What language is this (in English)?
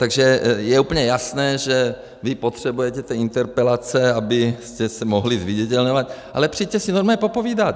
Czech